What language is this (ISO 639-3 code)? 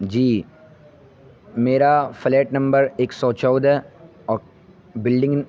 urd